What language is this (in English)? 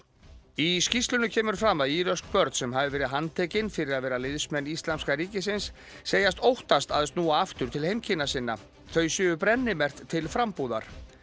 Icelandic